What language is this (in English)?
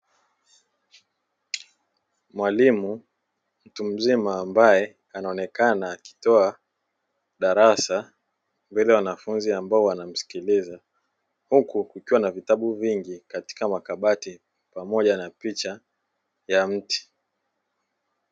Swahili